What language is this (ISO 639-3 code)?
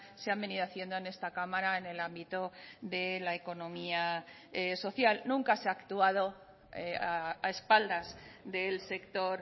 spa